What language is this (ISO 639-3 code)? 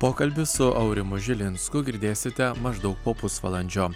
lit